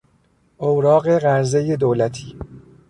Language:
Persian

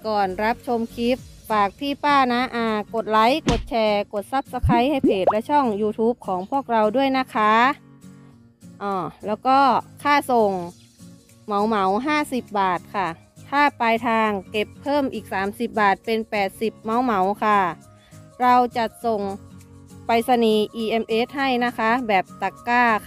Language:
Thai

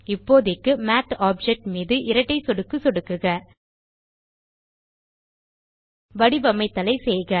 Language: Tamil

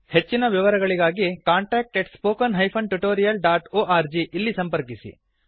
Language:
Kannada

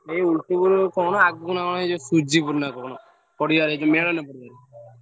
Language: Odia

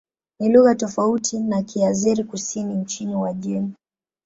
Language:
Swahili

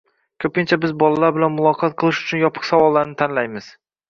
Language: Uzbek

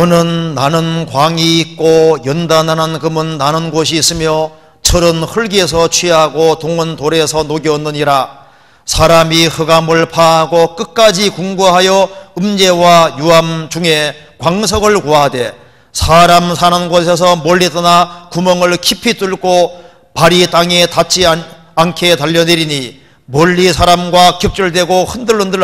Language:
Korean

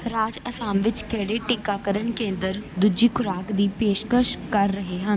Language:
Punjabi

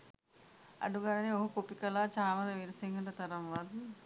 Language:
Sinhala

